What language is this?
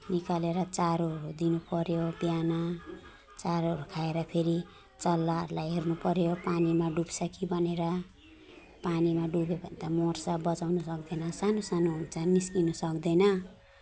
Nepali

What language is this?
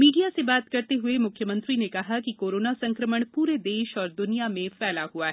Hindi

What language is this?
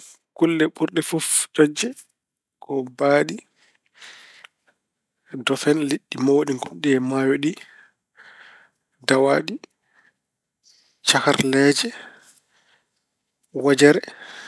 Fula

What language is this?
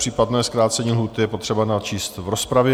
Czech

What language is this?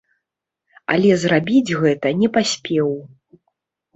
Belarusian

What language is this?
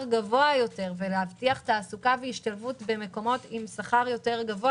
Hebrew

